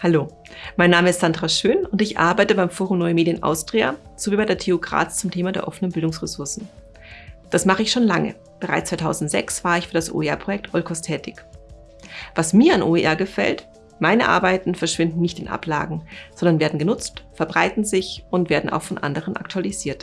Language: German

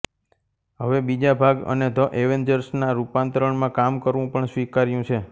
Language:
Gujarati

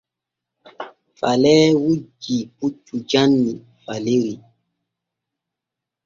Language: Borgu Fulfulde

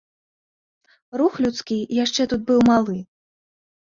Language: Belarusian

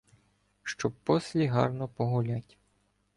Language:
Ukrainian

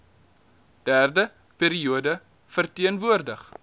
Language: Afrikaans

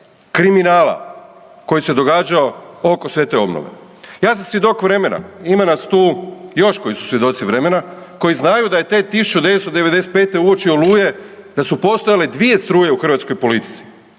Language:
Croatian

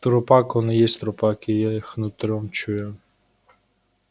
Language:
Russian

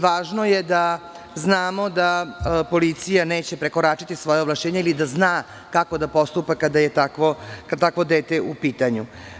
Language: Serbian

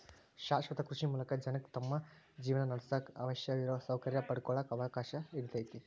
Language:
Kannada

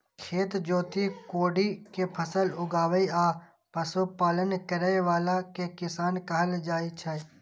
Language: Maithili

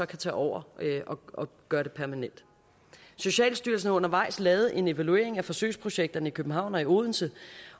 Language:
Danish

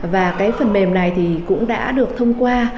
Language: Vietnamese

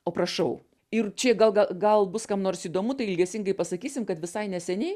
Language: Lithuanian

